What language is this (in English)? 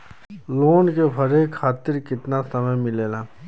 Bhojpuri